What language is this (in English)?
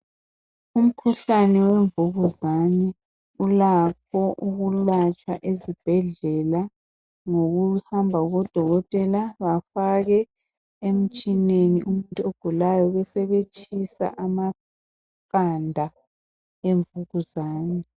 North Ndebele